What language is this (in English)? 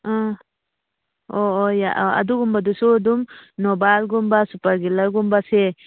Manipuri